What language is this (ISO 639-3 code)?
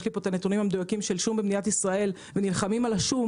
heb